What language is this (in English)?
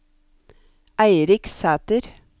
Norwegian